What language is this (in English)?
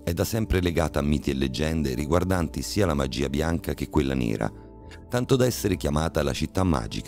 Italian